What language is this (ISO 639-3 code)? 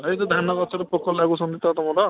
ori